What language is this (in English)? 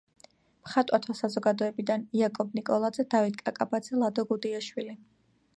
Georgian